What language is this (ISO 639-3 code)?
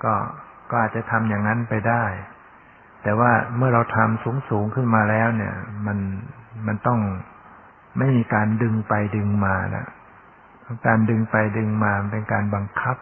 tha